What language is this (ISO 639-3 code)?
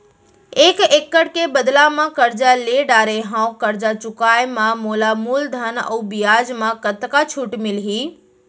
hne